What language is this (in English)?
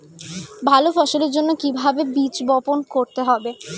Bangla